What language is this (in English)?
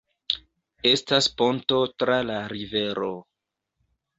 Esperanto